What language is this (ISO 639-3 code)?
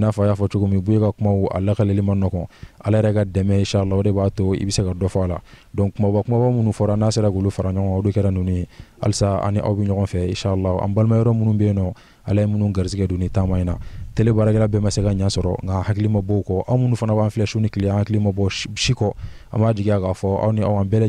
tur